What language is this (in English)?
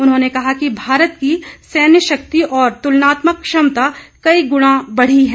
Hindi